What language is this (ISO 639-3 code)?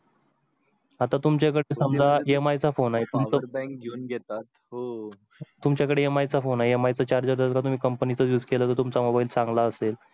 mar